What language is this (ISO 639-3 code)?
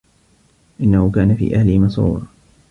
ara